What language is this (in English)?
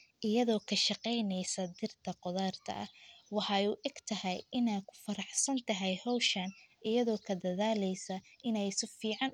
Somali